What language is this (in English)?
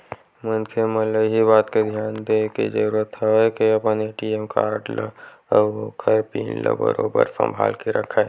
Chhattisgarhi